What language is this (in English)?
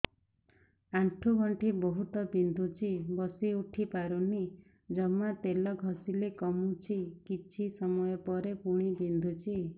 Odia